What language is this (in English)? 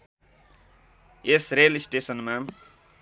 Nepali